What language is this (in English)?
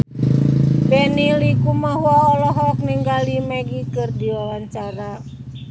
Sundanese